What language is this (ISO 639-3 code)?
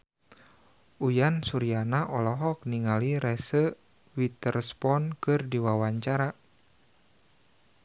sun